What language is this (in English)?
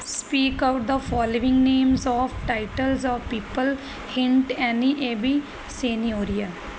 Punjabi